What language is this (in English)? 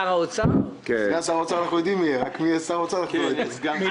Hebrew